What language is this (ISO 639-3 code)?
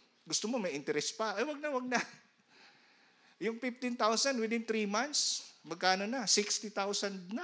fil